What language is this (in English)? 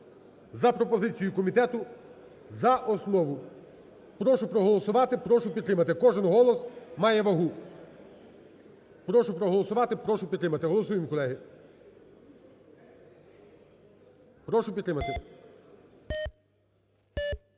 Ukrainian